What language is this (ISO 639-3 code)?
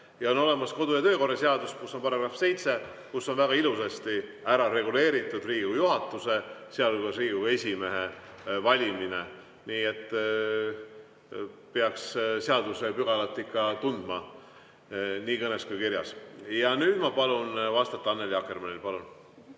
est